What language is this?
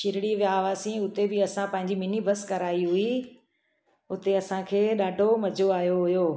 Sindhi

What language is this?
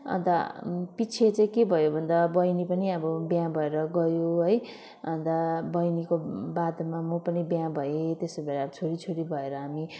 Nepali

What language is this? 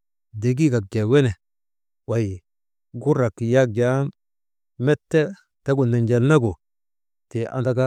Maba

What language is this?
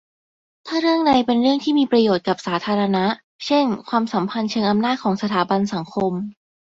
Thai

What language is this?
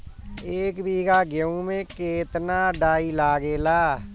Bhojpuri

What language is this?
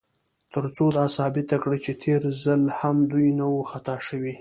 Pashto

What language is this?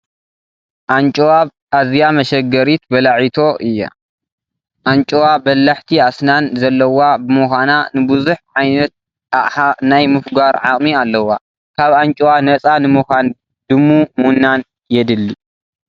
Tigrinya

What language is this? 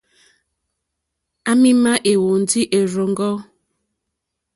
Mokpwe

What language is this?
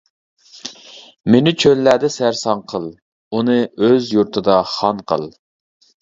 Uyghur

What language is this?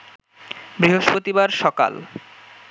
Bangla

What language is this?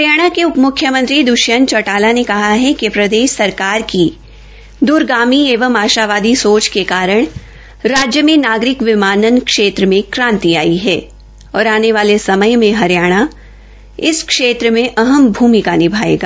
Hindi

